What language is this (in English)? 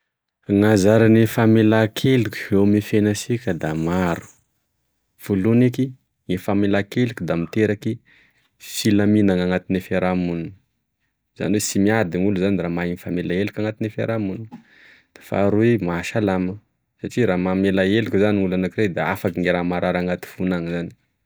Tesaka Malagasy